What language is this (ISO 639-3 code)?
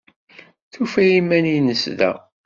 kab